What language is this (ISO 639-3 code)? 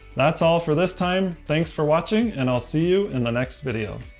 eng